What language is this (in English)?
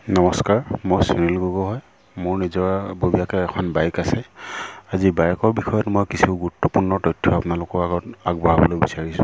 Assamese